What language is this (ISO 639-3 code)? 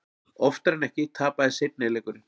isl